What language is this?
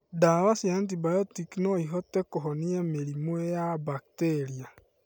Kikuyu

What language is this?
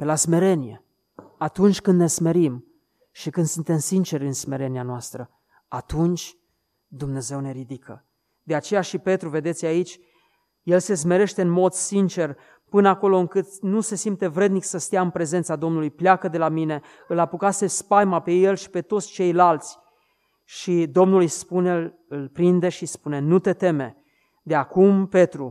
Romanian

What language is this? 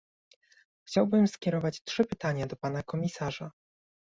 Polish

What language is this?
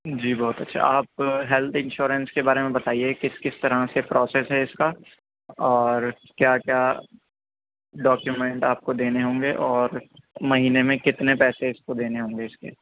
Urdu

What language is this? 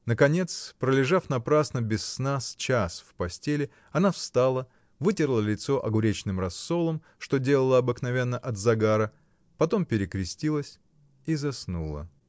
Russian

